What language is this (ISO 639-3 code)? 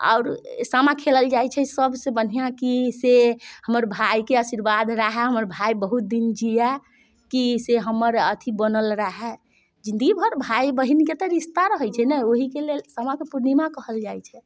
mai